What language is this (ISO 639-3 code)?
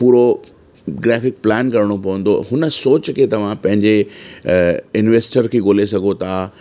snd